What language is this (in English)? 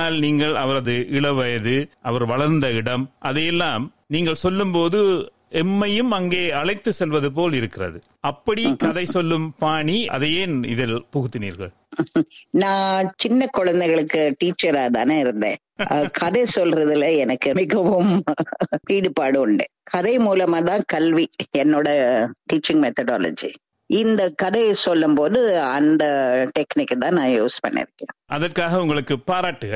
Tamil